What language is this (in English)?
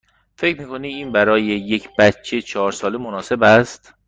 Persian